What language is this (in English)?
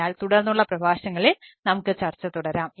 Malayalam